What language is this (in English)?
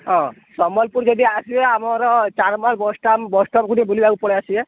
Odia